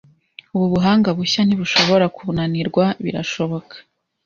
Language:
Kinyarwanda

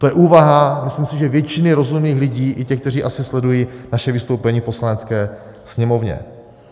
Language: Czech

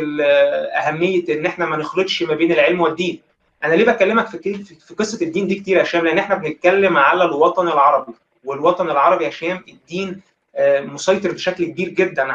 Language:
Arabic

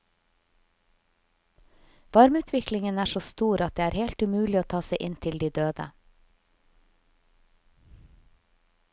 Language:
Norwegian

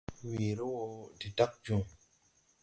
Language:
Tupuri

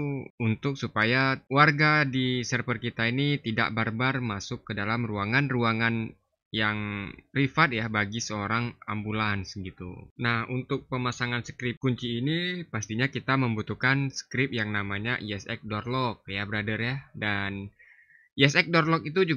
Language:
Indonesian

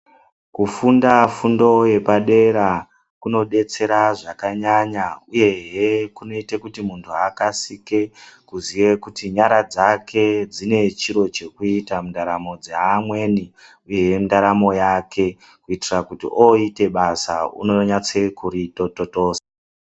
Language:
Ndau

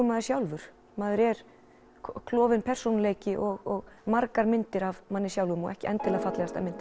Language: Icelandic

